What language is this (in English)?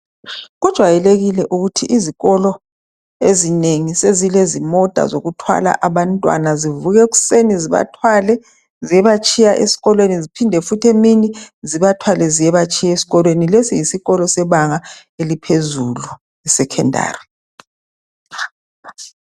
North Ndebele